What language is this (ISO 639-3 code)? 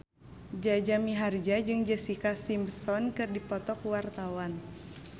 sun